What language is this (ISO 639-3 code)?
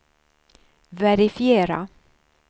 swe